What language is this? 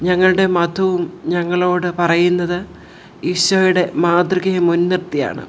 Malayalam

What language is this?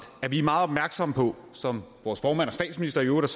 Danish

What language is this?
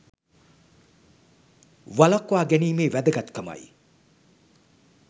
Sinhala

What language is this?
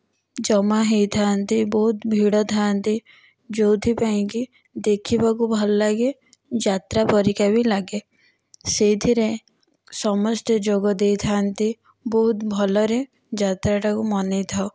Odia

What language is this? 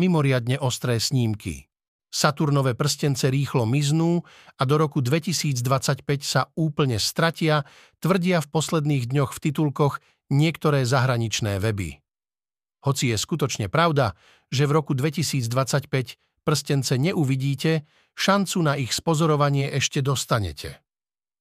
Slovak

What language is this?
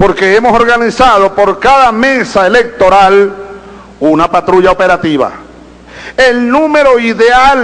Spanish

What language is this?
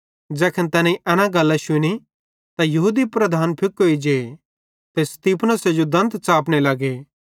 Bhadrawahi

